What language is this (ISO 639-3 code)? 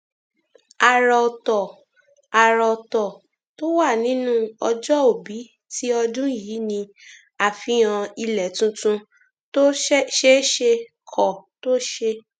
yor